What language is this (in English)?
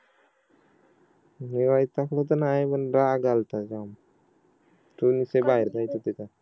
Marathi